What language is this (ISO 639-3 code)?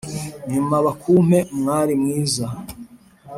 kin